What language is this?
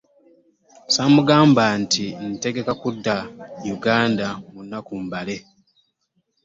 Ganda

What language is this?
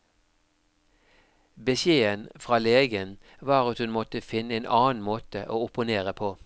Norwegian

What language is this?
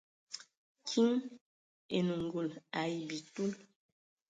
Ewondo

